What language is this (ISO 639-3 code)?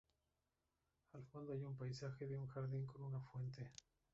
spa